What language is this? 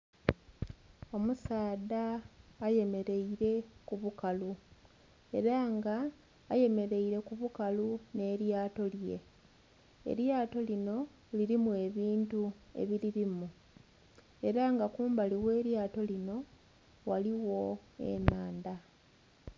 Soga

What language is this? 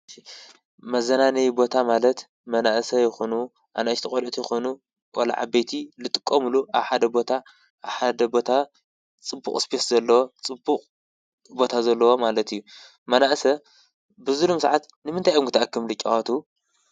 Tigrinya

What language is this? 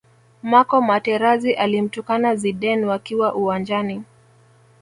Swahili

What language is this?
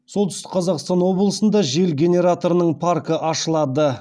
Kazakh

